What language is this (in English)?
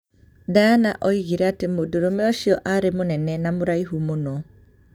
Kikuyu